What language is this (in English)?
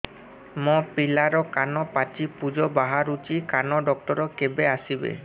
Odia